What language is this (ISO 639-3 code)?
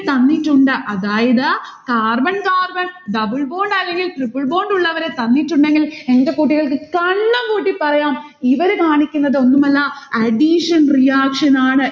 mal